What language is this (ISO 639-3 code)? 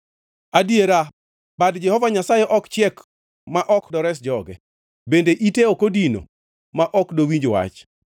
luo